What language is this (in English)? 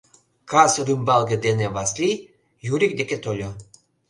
Mari